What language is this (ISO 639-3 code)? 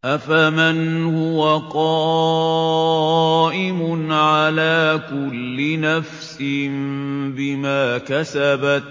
ara